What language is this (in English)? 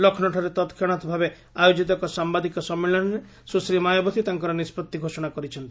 Odia